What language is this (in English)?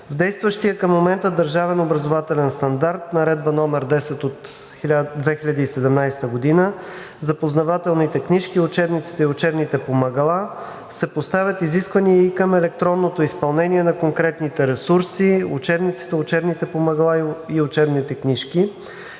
Bulgarian